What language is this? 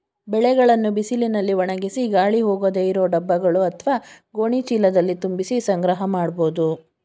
Kannada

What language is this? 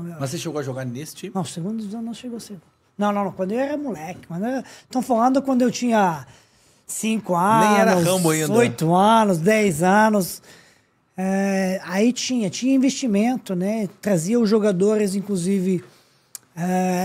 Portuguese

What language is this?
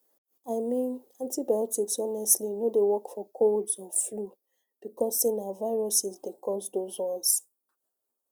Nigerian Pidgin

